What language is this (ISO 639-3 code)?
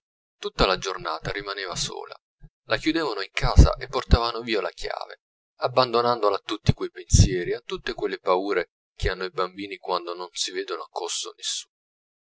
ita